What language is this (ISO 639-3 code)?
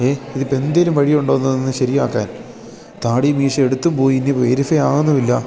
mal